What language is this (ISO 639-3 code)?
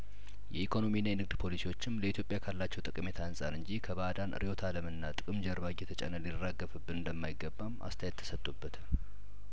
amh